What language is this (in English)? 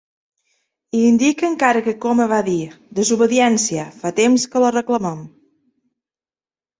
Catalan